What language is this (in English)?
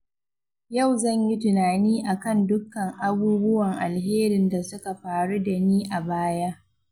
Hausa